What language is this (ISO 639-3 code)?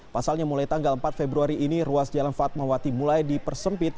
ind